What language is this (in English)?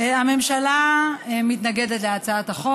Hebrew